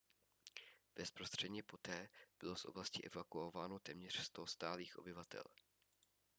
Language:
Czech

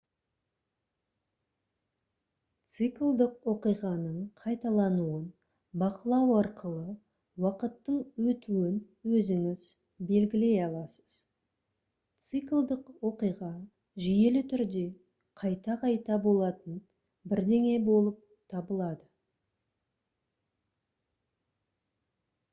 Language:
Kazakh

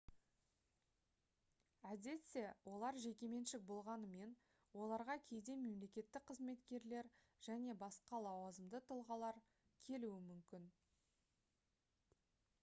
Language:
Kazakh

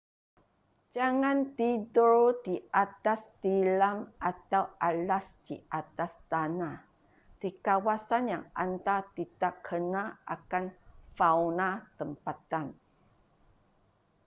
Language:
Malay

